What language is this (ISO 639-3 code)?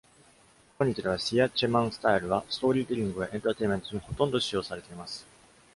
jpn